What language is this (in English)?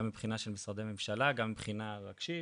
Hebrew